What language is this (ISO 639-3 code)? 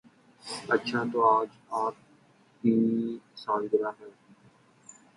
urd